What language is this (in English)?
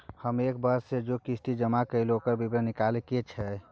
Maithili